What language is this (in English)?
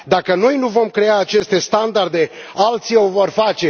Romanian